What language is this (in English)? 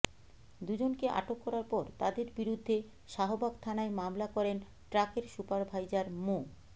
Bangla